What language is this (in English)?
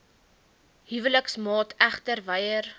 Afrikaans